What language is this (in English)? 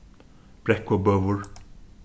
Faroese